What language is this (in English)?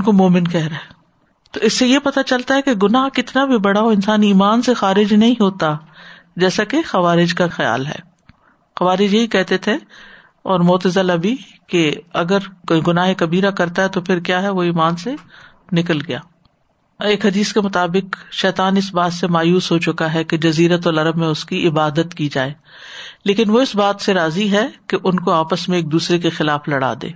Urdu